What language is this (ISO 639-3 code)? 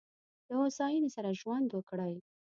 pus